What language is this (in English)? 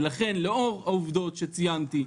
Hebrew